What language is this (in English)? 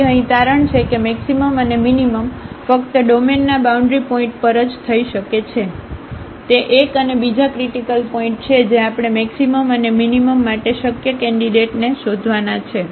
Gujarati